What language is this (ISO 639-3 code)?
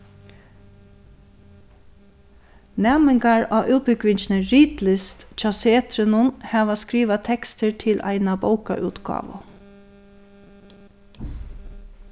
fao